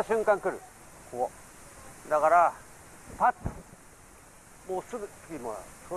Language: Japanese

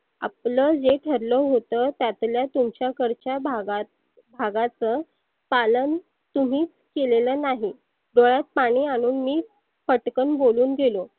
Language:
Marathi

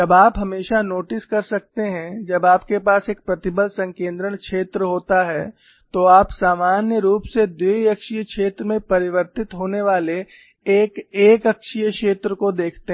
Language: Hindi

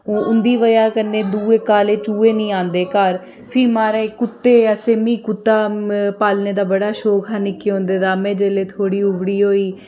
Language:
Dogri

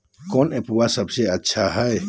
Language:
Magahi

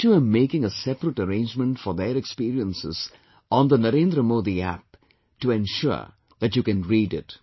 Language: English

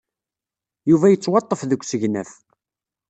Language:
Kabyle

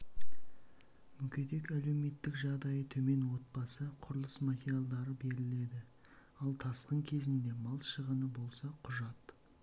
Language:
Kazakh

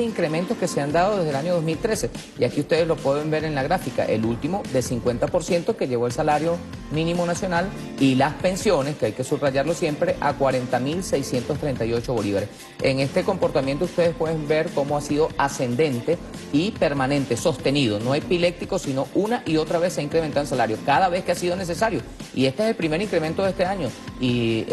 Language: Spanish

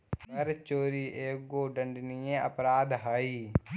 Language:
Magahi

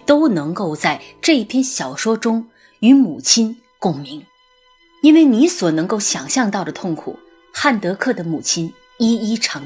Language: Chinese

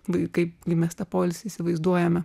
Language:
Lithuanian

